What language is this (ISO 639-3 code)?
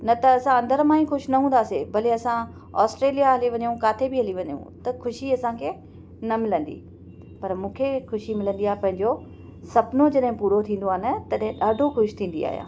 snd